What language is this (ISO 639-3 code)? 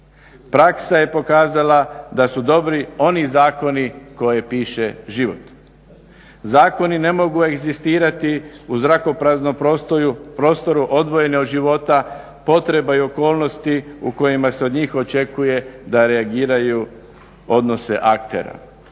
hrv